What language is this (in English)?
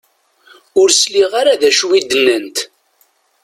Kabyle